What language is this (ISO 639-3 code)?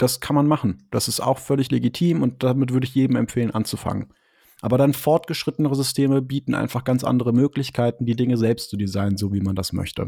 deu